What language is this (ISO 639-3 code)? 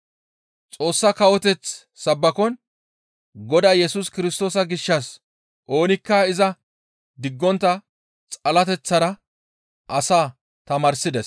gmv